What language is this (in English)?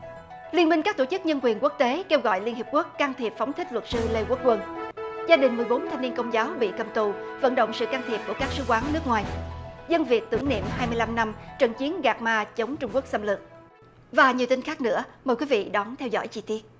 Vietnamese